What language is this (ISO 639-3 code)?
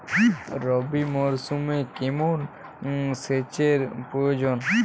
ben